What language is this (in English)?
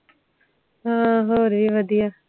Punjabi